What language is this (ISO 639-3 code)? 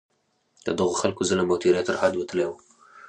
pus